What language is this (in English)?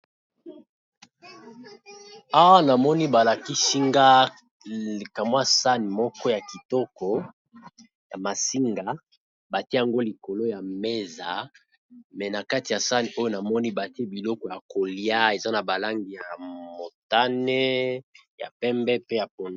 Lingala